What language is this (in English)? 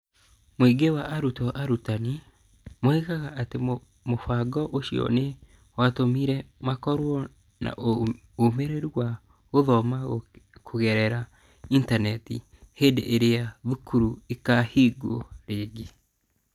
Kikuyu